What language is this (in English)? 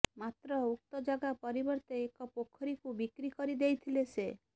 Odia